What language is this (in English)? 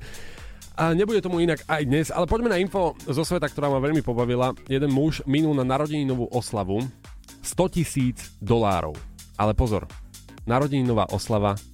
Slovak